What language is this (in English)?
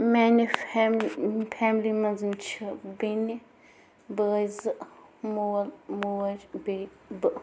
Kashmiri